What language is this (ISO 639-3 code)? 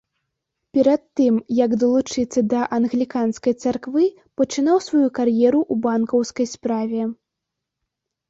bel